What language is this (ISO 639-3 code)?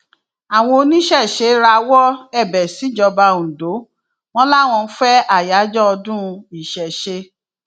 yor